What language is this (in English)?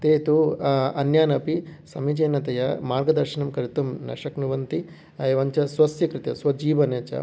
Sanskrit